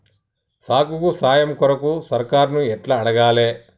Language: Telugu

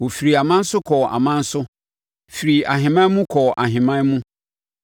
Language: Akan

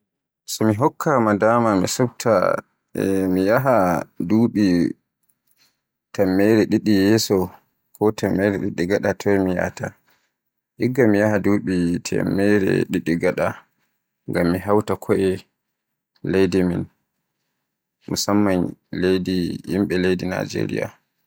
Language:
Borgu Fulfulde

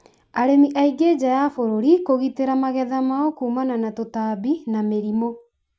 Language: Kikuyu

